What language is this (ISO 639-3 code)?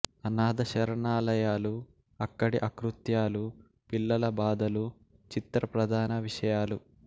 tel